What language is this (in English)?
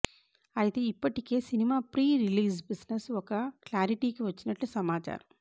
Telugu